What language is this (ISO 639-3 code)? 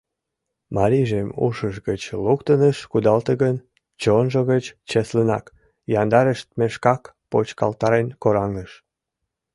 chm